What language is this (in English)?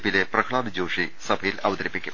Malayalam